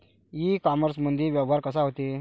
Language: Marathi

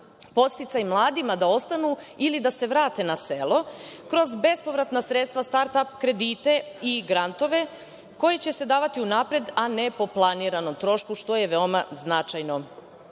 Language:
Serbian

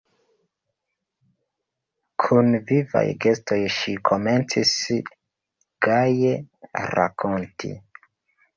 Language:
Esperanto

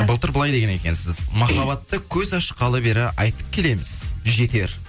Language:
Kazakh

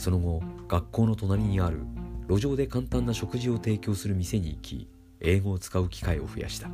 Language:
Japanese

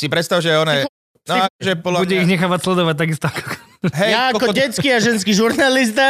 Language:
Slovak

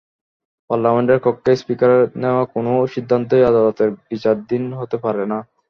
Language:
Bangla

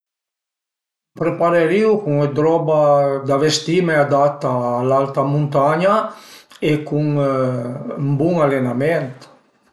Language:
Piedmontese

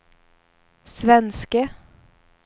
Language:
Swedish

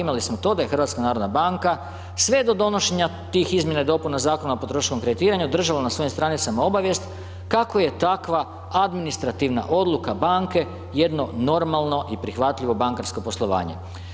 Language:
Croatian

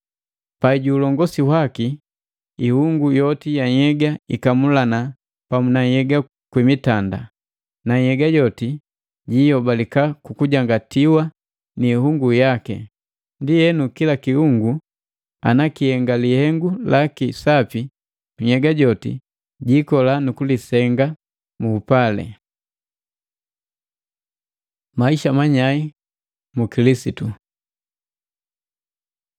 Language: Matengo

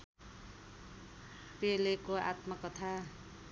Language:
Nepali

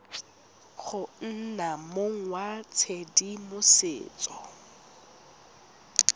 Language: Tswana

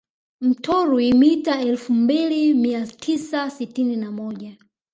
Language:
Swahili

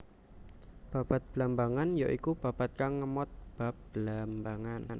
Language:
Javanese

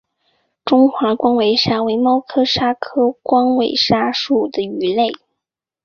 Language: Chinese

